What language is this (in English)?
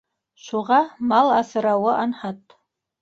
Bashkir